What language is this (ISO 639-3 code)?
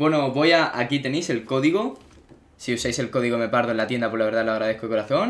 spa